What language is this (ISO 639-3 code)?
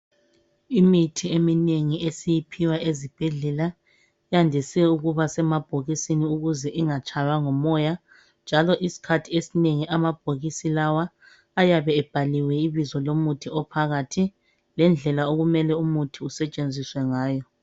nde